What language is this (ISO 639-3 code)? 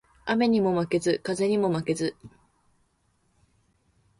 jpn